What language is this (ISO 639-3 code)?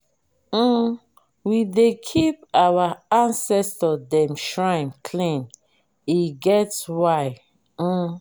pcm